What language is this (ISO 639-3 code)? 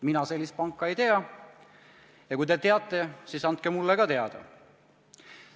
est